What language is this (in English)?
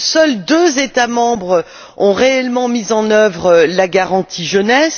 French